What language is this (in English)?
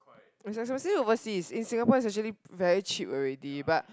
English